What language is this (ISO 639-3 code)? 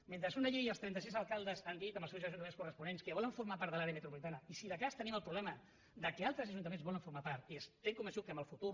cat